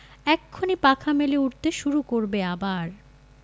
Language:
Bangla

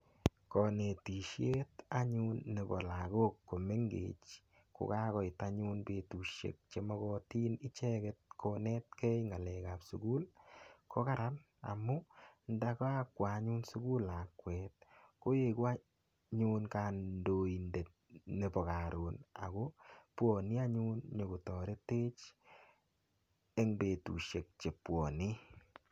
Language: Kalenjin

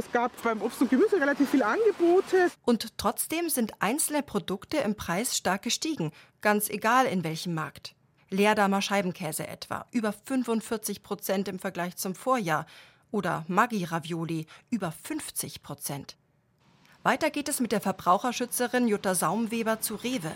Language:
German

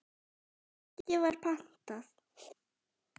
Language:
Icelandic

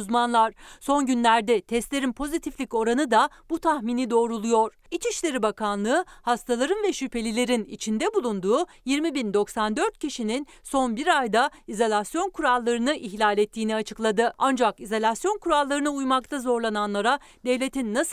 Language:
Turkish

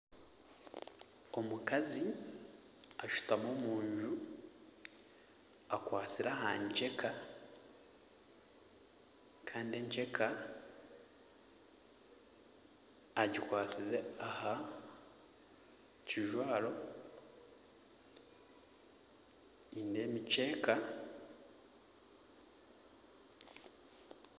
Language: Nyankole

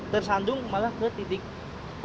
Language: Indonesian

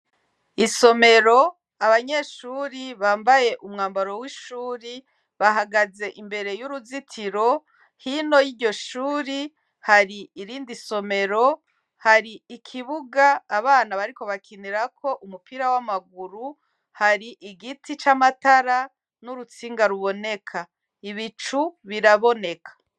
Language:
Rundi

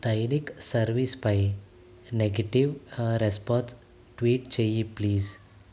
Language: Telugu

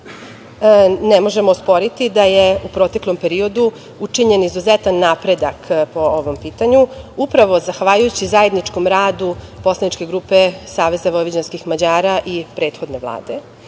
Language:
Serbian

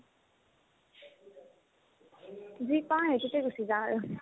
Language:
Assamese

